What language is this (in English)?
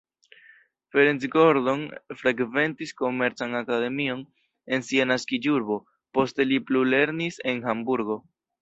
Esperanto